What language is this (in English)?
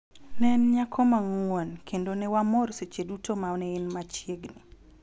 Luo (Kenya and Tanzania)